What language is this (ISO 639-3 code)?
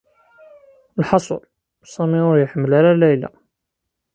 kab